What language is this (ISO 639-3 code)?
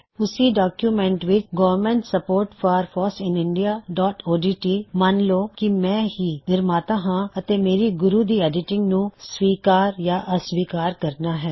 pan